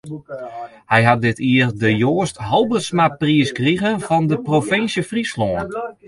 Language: Western Frisian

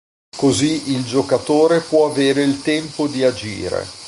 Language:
Italian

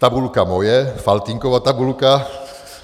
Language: Czech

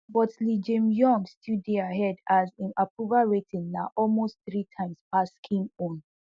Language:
Nigerian Pidgin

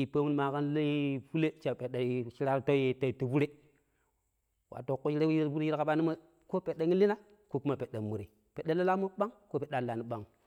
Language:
Pero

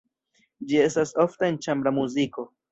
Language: Esperanto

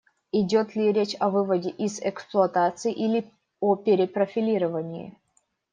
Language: Russian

